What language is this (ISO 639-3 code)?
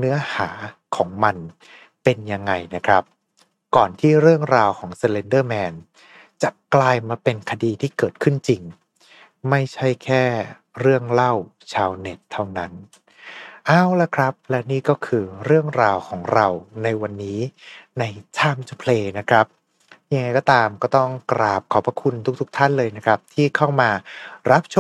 tha